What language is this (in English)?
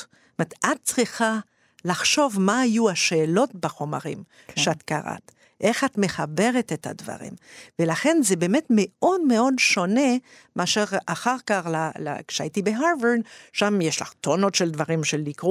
Hebrew